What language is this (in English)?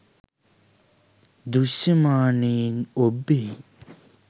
Sinhala